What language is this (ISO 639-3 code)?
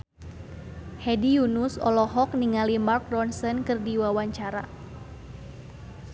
sun